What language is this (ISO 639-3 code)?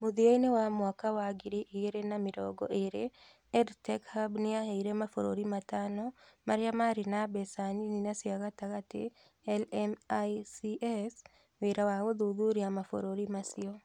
kik